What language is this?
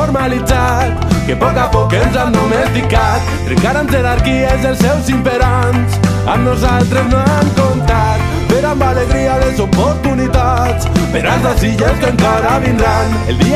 Romanian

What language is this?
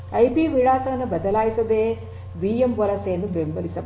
Kannada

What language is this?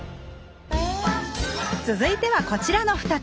Japanese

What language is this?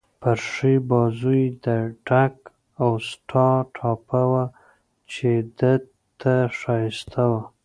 Pashto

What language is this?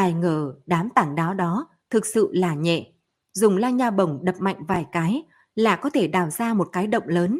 Vietnamese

